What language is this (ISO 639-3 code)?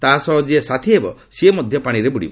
ori